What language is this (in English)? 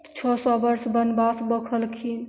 Maithili